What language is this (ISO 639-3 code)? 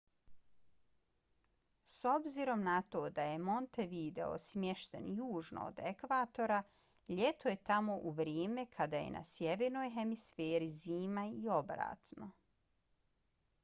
bos